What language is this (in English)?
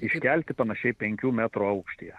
Lithuanian